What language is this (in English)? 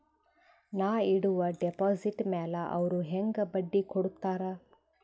Kannada